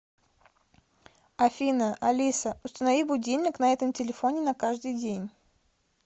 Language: Russian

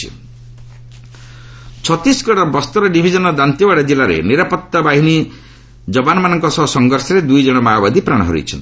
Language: Odia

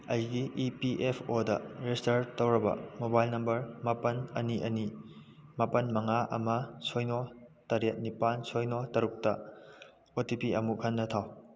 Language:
Manipuri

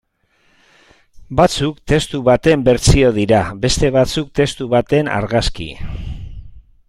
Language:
Basque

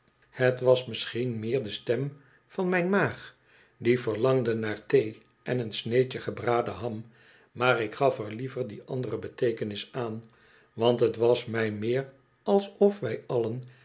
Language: Dutch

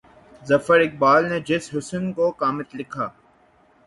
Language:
Urdu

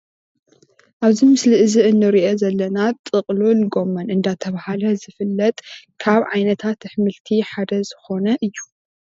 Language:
Tigrinya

